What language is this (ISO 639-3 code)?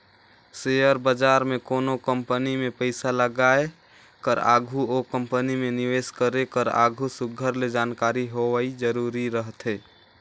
hne